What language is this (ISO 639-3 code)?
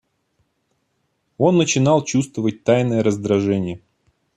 rus